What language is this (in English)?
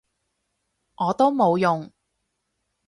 Cantonese